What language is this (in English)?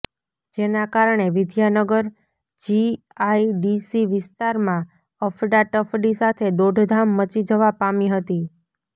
Gujarati